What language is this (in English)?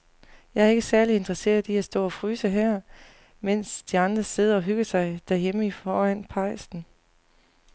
Danish